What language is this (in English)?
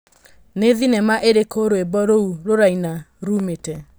Kikuyu